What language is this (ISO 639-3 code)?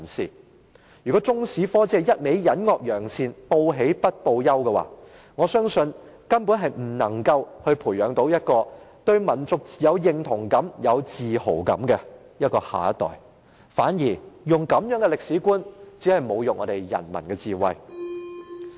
yue